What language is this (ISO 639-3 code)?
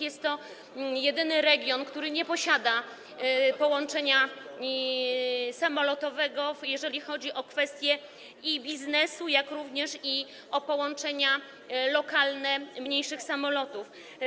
pol